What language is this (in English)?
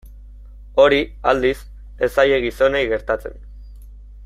Basque